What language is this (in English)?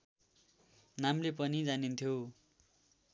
Nepali